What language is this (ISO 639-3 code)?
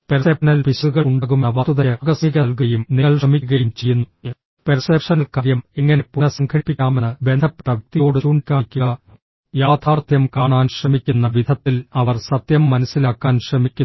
mal